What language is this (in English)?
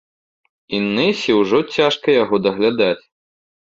Belarusian